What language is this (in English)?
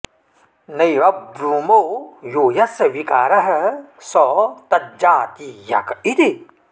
Sanskrit